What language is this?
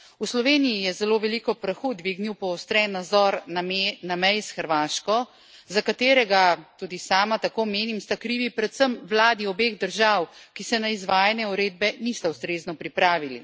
Slovenian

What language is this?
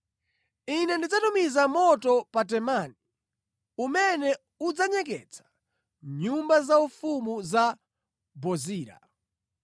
Nyanja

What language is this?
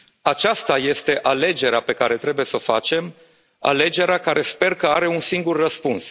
Romanian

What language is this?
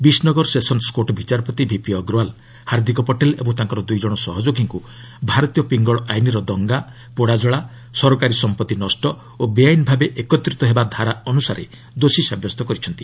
Odia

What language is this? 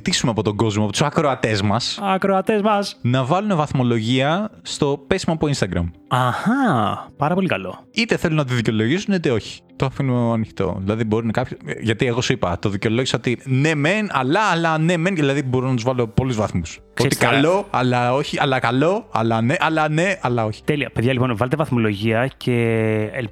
Greek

